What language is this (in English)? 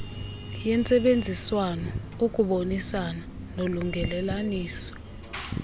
Xhosa